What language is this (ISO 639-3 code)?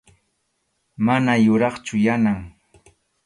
qxu